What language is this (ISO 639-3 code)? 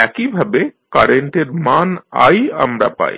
ben